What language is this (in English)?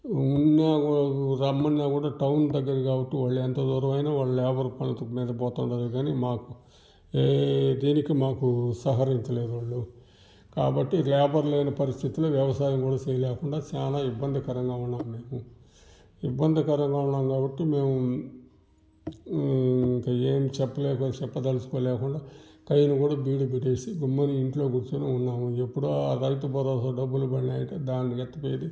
Telugu